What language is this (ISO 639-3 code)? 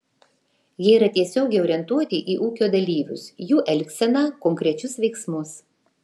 lit